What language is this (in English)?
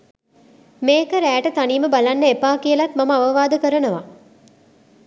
Sinhala